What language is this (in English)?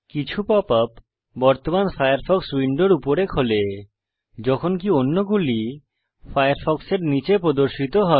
Bangla